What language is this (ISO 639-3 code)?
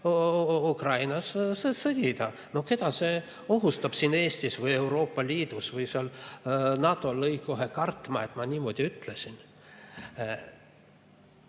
est